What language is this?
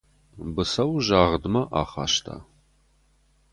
Ossetic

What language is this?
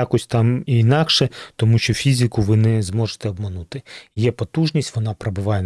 Ukrainian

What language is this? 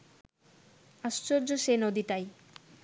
Bangla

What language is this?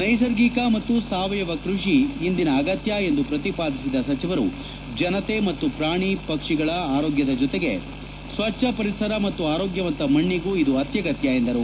Kannada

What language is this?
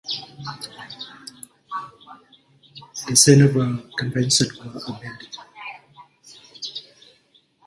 English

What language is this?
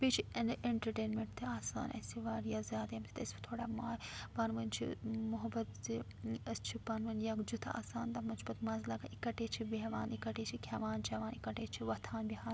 Kashmiri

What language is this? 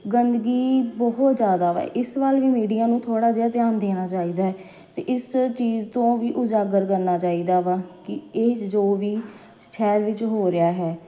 Punjabi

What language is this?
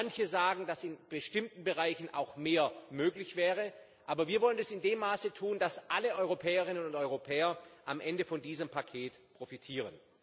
German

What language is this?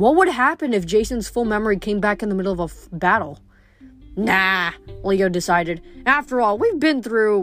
English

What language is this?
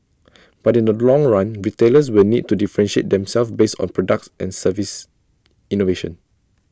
English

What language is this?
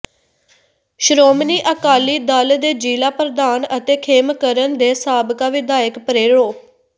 Punjabi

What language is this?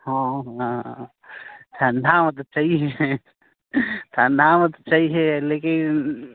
Maithili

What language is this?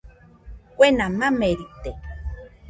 Nüpode Huitoto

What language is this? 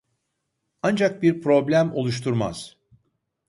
Turkish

